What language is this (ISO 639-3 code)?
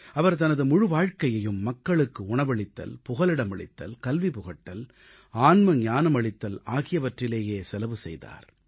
tam